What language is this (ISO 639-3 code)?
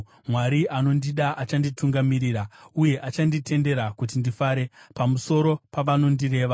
sna